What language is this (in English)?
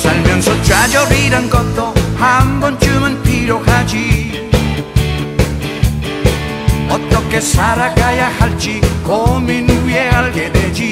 Korean